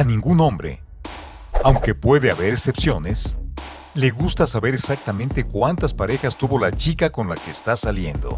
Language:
Spanish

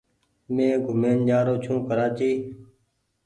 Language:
Goaria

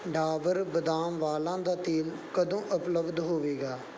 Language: Punjabi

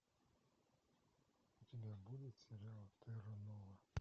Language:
Russian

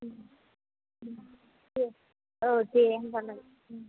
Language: Bodo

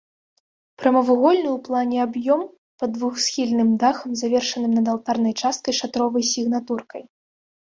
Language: Belarusian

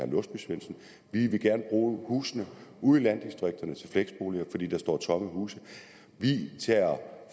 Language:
Danish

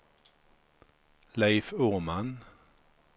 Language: Swedish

